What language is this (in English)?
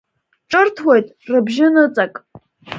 Abkhazian